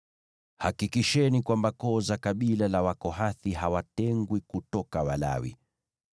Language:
Swahili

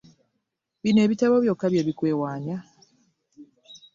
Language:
Ganda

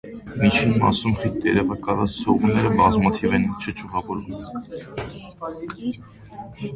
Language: Armenian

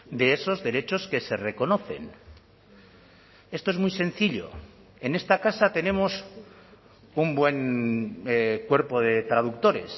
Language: Spanish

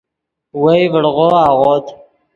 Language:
Yidgha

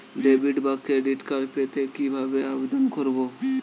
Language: Bangla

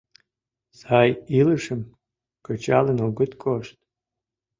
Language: Mari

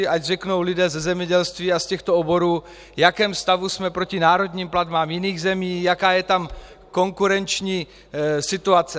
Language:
Czech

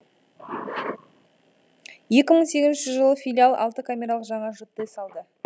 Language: Kazakh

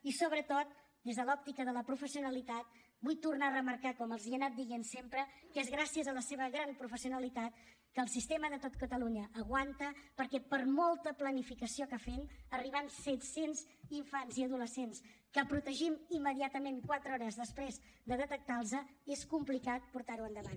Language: Catalan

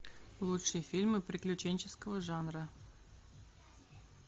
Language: Russian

